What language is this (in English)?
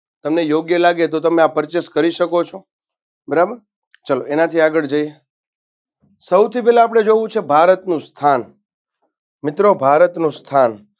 Gujarati